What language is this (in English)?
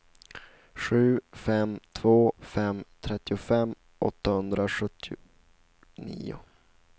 Swedish